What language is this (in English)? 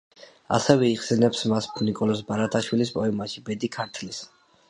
Georgian